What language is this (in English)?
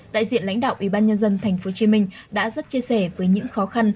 Vietnamese